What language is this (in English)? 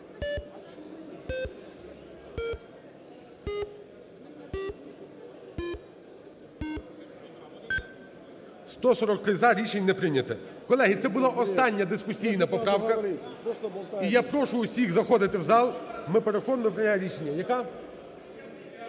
Ukrainian